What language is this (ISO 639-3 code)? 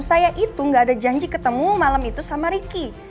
ind